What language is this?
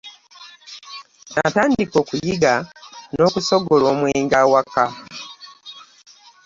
Ganda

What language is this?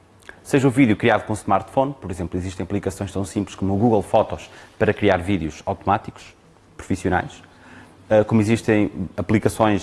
Portuguese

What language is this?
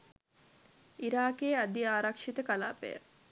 Sinhala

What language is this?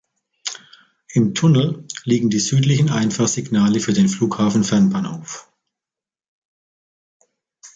German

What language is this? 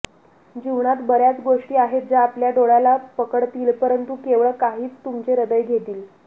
Marathi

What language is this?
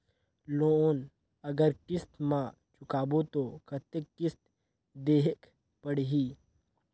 Chhattisgarhi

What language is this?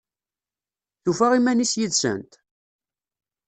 Kabyle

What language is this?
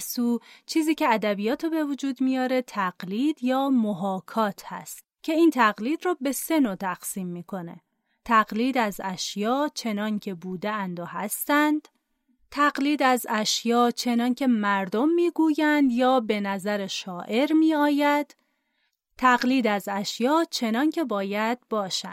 Persian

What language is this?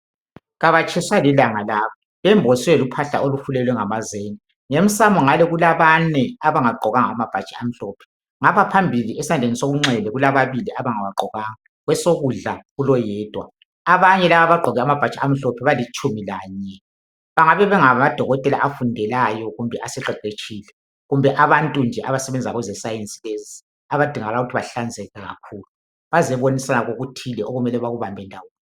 North Ndebele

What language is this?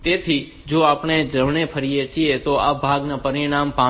Gujarati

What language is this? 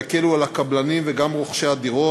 Hebrew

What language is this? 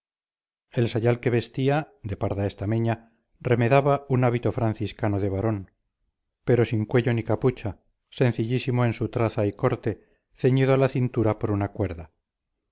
Spanish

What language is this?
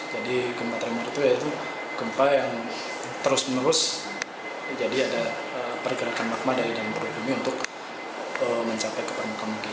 Indonesian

